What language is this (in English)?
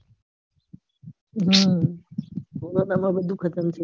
Gujarati